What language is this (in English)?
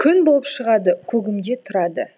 Kazakh